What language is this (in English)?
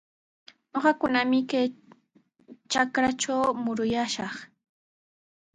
Sihuas Ancash Quechua